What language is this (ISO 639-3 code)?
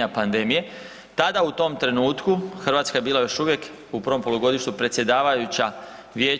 hrv